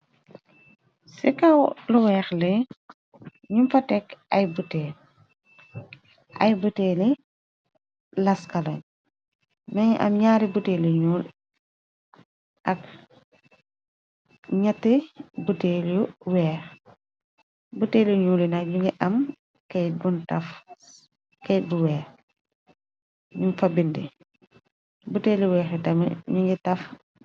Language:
Wolof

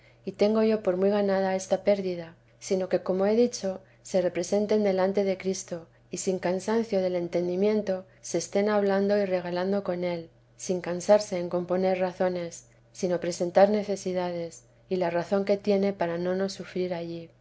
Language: Spanish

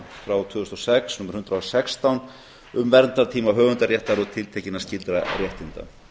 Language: Icelandic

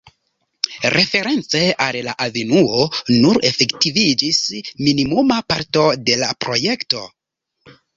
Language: Esperanto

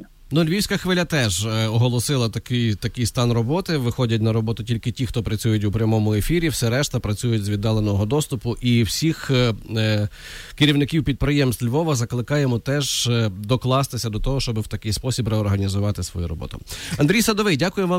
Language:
Ukrainian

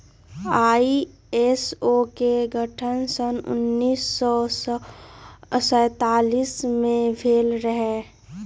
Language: Magahi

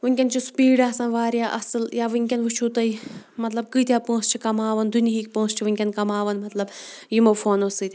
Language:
Kashmiri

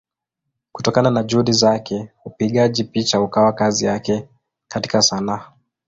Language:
Swahili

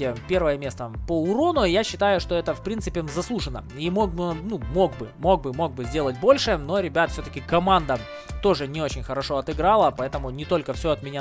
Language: Russian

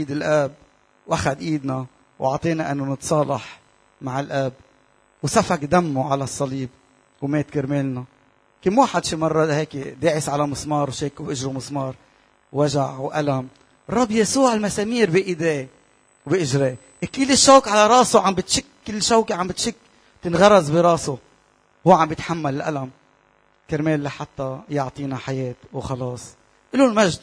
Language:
Arabic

